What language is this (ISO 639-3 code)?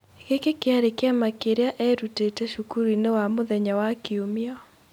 kik